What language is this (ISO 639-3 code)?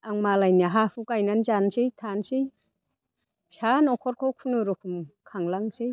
brx